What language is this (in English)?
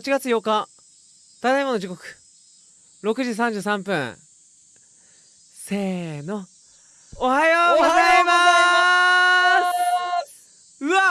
Japanese